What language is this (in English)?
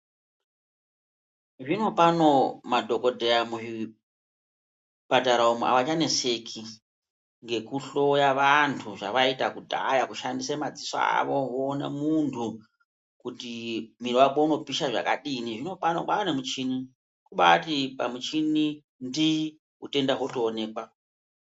Ndau